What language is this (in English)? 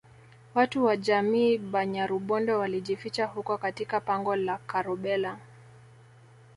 Swahili